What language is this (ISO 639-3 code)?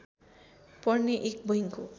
nep